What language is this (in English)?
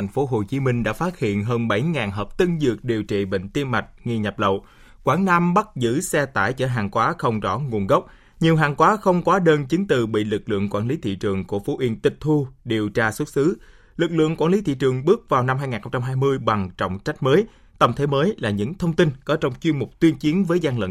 Vietnamese